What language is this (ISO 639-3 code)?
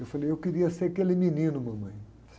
por